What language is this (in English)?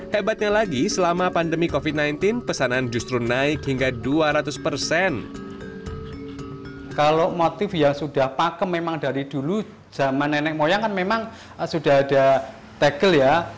Indonesian